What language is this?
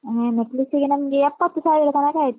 Kannada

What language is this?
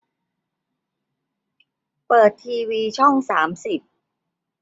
Thai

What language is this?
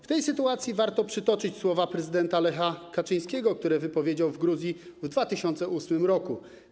Polish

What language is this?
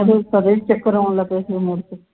Punjabi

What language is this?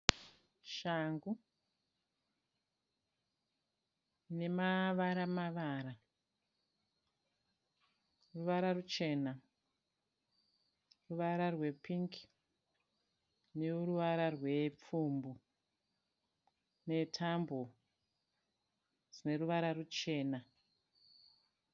Shona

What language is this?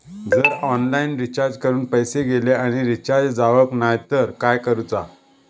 Marathi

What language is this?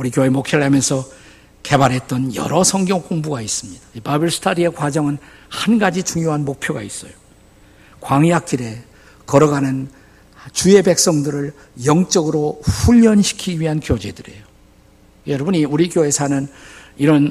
Korean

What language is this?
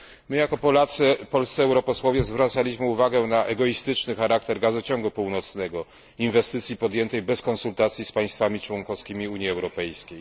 Polish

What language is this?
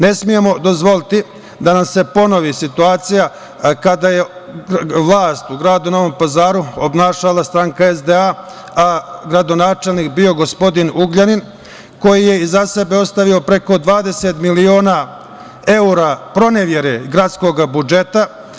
Serbian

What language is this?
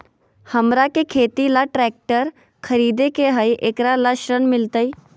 Magahi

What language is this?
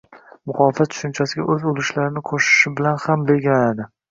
Uzbek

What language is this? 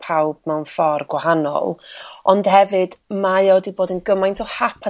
Welsh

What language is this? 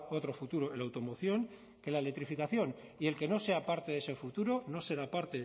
Spanish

